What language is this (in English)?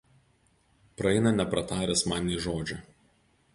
Lithuanian